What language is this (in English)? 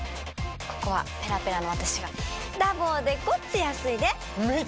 Japanese